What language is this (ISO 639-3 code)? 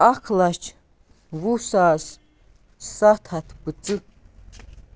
kas